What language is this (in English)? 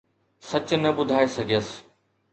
Sindhi